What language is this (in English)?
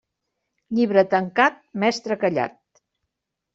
Catalan